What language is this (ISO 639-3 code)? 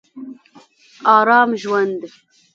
pus